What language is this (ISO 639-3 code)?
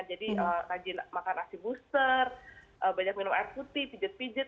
ind